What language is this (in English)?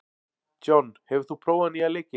Icelandic